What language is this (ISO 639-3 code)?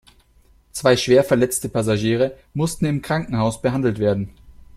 deu